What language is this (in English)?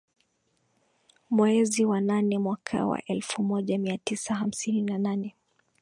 Swahili